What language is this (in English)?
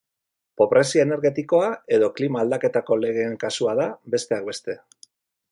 Basque